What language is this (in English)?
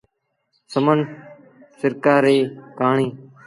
Sindhi Bhil